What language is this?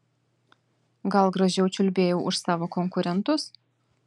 Lithuanian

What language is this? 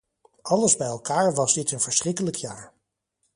Dutch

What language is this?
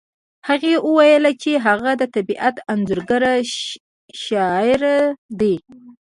Pashto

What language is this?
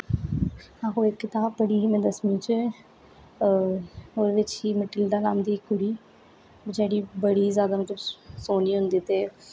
Dogri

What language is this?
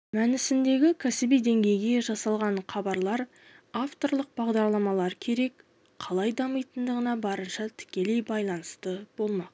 Kazakh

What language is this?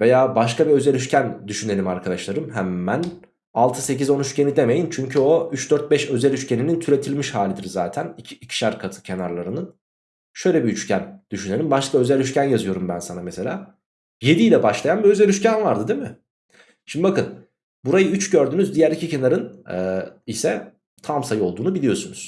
Turkish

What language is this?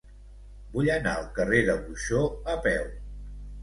Catalan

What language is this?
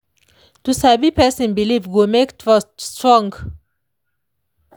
Nigerian Pidgin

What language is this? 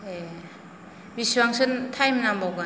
Bodo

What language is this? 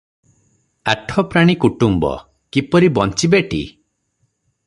Odia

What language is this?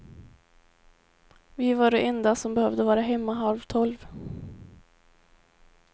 Swedish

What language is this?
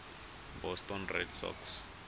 Tswana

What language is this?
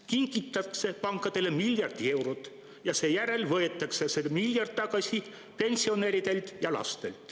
Estonian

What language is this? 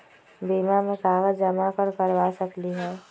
Magahi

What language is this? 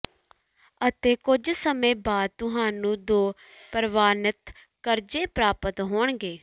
Punjabi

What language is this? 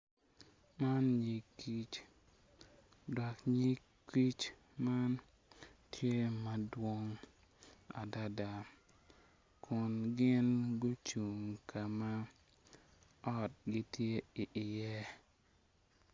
Acoli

